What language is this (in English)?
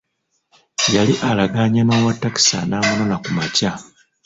Ganda